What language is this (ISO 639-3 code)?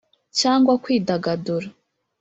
kin